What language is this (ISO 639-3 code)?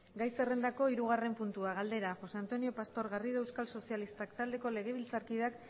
eus